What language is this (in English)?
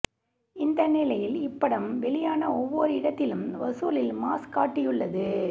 Tamil